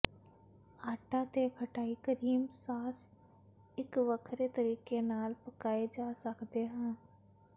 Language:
Punjabi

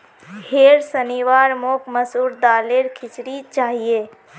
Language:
Magahi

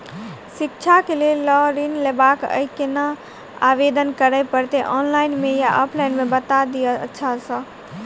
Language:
Maithili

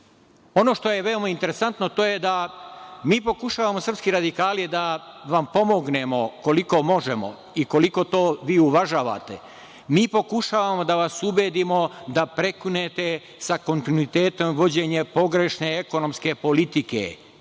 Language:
Serbian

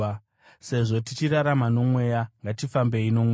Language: Shona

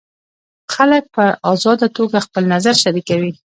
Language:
Pashto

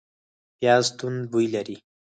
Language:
Pashto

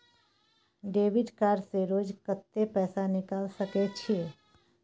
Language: Maithili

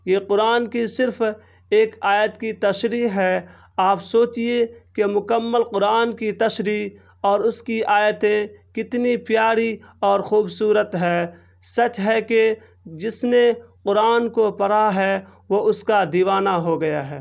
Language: Urdu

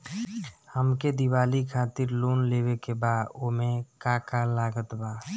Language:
Bhojpuri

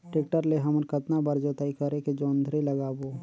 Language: Chhattisgarhi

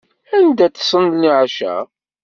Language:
Kabyle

